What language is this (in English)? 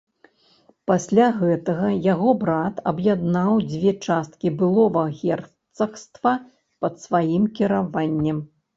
Belarusian